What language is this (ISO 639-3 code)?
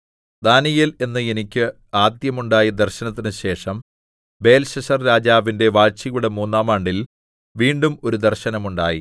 mal